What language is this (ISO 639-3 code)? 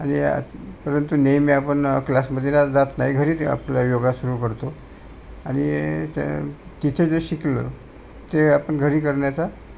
mar